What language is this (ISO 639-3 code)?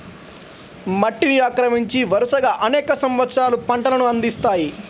tel